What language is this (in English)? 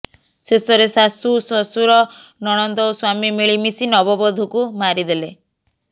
Odia